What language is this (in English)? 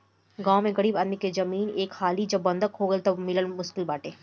Bhojpuri